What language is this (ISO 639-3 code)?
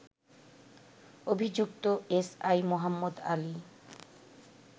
ben